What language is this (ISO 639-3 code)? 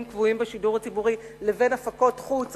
heb